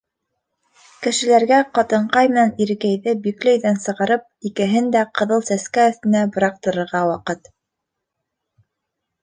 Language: Bashkir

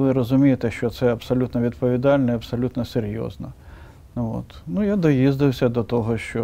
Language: Ukrainian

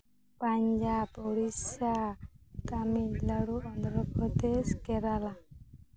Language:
Santali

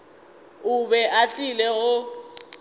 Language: Northern Sotho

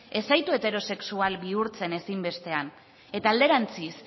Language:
Basque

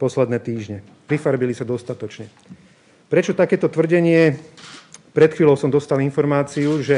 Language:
Slovak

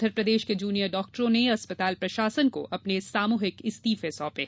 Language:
Hindi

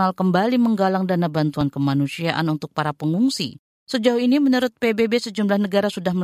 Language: Indonesian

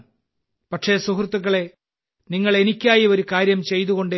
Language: Malayalam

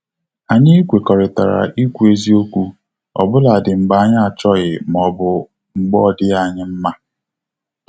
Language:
Igbo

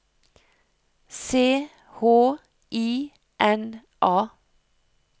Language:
Norwegian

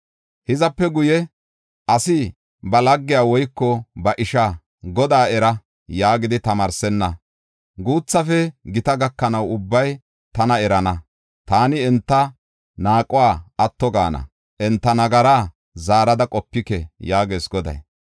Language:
Gofa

